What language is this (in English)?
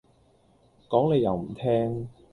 Cantonese